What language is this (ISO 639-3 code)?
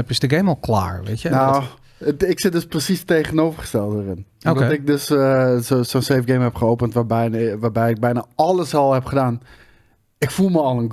nld